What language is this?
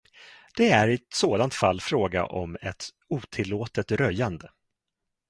Swedish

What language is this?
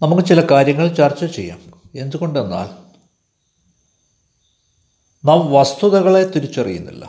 Malayalam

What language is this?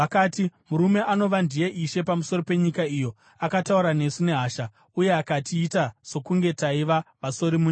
Shona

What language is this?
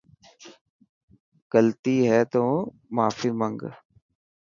Dhatki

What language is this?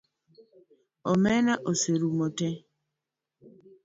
Luo (Kenya and Tanzania)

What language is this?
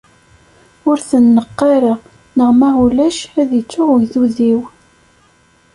Kabyle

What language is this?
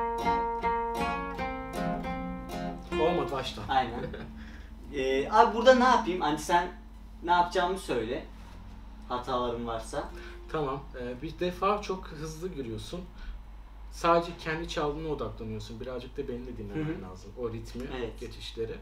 Turkish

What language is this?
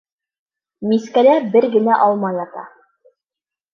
Bashkir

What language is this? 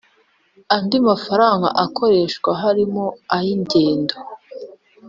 Kinyarwanda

